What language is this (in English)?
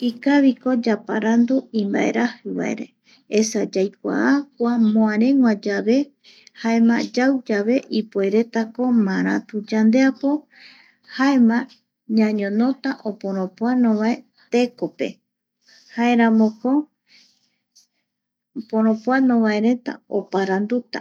Eastern Bolivian Guaraní